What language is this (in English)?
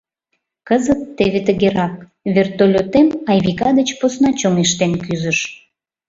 Mari